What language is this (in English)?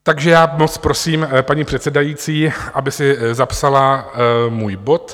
Czech